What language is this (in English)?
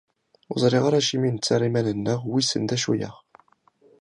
Kabyle